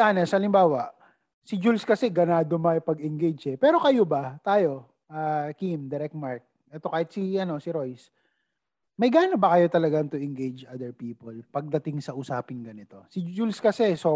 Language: Filipino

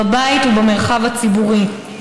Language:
Hebrew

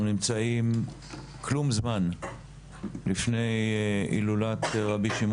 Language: Hebrew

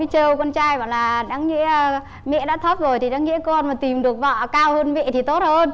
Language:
Vietnamese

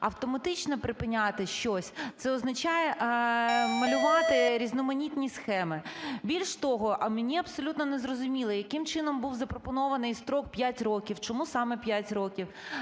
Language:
Ukrainian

